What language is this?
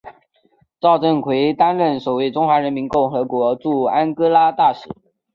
Chinese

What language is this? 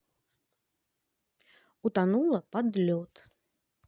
Russian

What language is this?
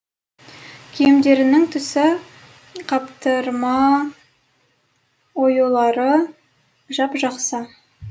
Kazakh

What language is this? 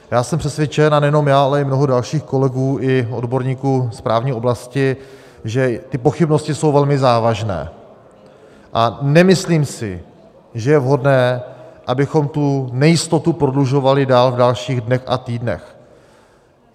Czech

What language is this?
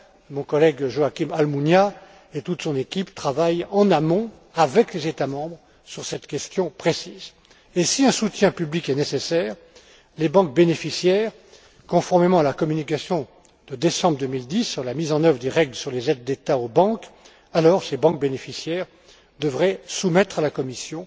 French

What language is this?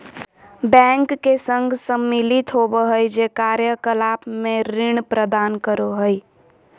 Magahi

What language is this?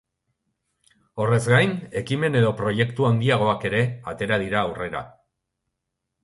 Basque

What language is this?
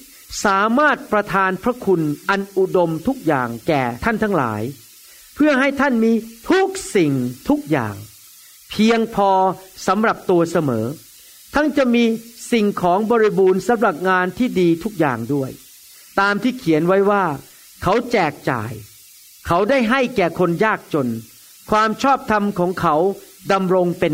Thai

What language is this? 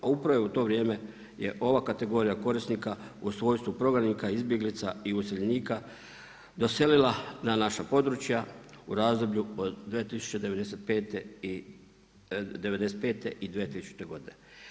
Croatian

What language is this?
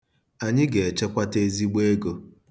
Igbo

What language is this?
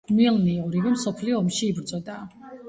Georgian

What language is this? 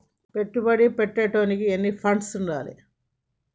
Telugu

